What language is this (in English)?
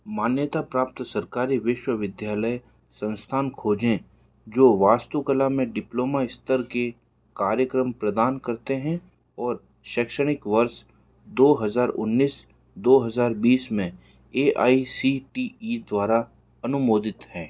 Hindi